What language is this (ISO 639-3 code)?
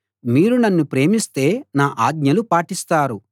tel